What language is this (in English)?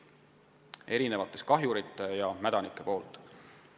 Estonian